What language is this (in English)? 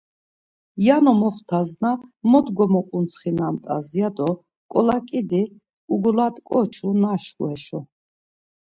Laz